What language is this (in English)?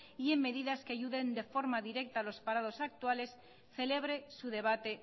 Spanish